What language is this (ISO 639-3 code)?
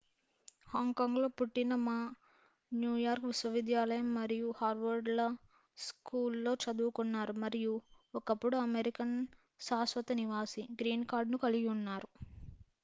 tel